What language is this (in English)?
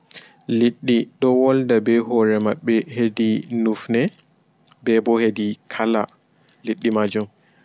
Fula